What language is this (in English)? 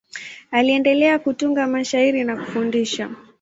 Swahili